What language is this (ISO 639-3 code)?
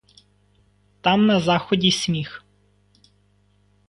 ukr